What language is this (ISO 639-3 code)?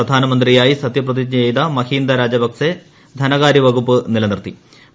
mal